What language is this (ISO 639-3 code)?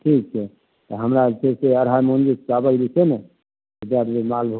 mai